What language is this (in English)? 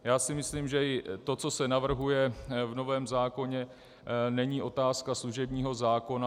Czech